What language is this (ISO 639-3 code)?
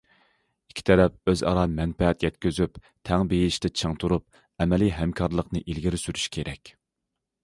uig